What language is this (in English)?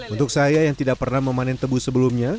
Indonesian